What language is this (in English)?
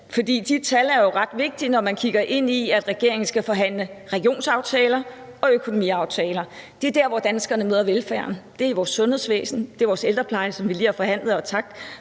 Danish